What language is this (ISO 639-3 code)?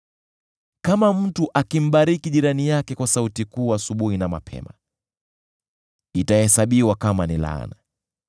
swa